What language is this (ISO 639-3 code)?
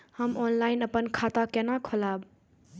mai